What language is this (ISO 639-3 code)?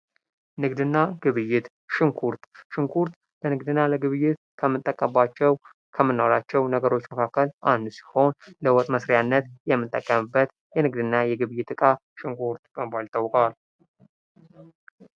amh